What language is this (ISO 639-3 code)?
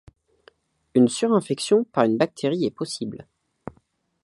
fra